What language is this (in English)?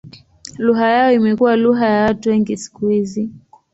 Swahili